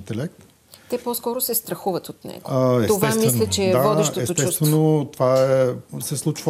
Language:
Bulgarian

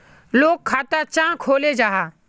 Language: Magahi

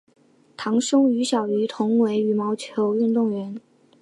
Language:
Chinese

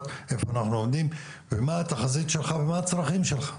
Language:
Hebrew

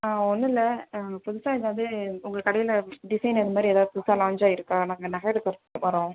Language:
Tamil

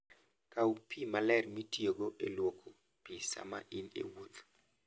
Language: Luo (Kenya and Tanzania)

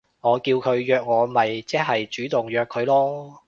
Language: Cantonese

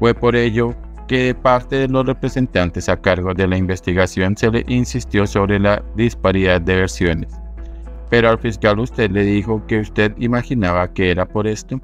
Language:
Spanish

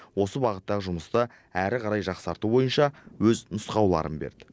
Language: Kazakh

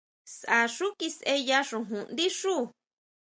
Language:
Huautla Mazatec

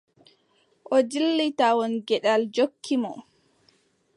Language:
Adamawa Fulfulde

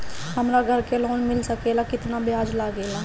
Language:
Bhojpuri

